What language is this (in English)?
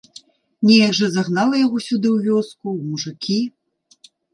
Belarusian